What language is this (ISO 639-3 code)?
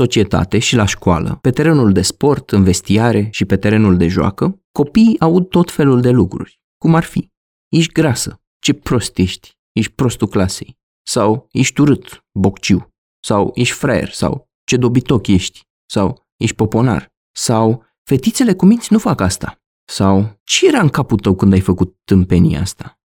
ron